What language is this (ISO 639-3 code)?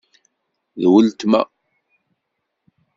kab